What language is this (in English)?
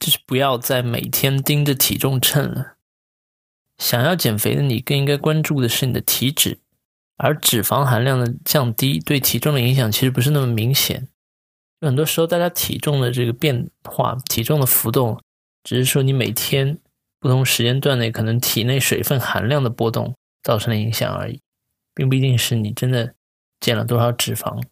Chinese